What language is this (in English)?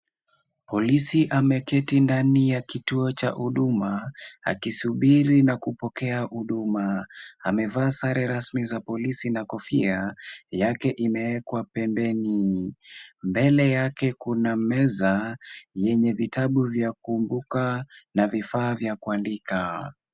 Swahili